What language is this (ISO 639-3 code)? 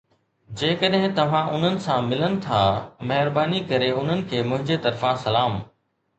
snd